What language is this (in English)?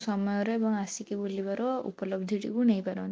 Odia